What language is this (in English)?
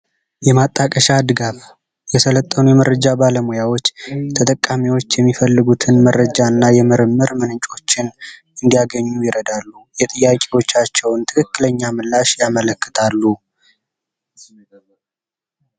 Amharic